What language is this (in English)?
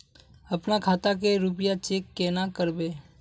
Magahi